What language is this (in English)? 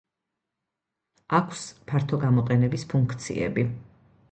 Georgian